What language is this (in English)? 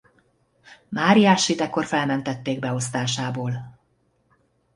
Hungarian